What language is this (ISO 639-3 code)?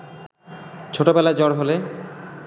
ben